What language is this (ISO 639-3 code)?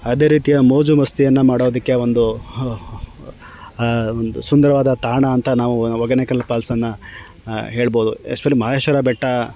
kan